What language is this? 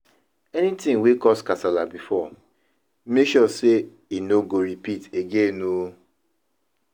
Nigerian Pidgin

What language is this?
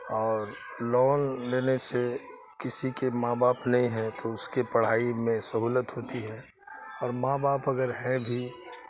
Urdu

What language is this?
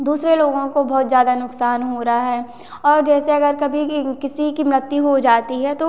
Hindi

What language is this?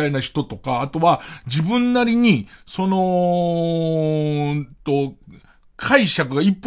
Japanese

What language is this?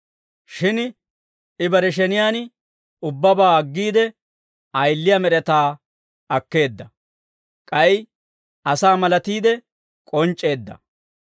Dawro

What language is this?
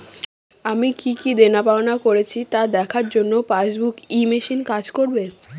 Bangla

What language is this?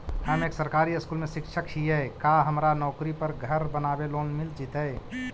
Magahi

